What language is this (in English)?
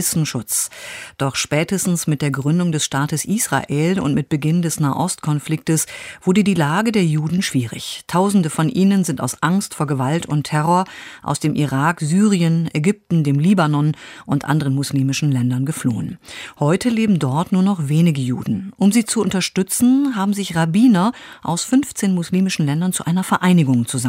German